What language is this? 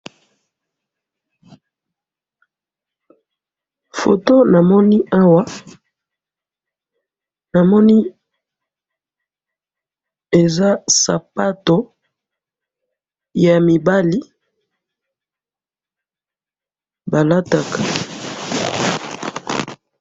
Lingala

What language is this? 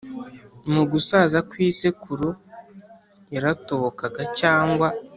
Kinyarwanda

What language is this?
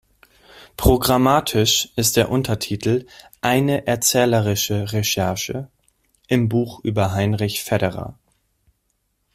German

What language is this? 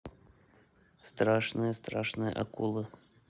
Russian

